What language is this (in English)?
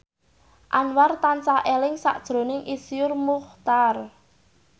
Javanese